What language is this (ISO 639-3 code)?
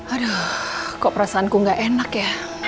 ind